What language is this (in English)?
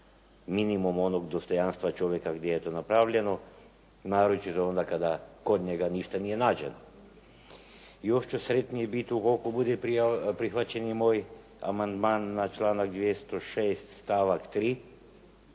Croatian